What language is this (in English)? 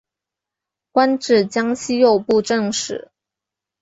Chinese